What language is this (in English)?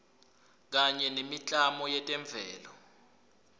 Swati